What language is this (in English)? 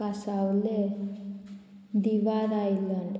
Konkani